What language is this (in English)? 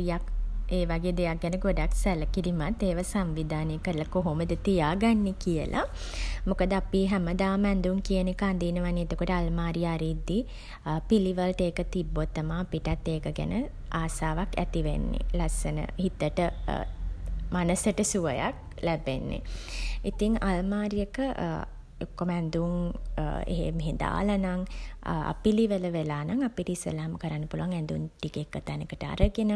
Sinhala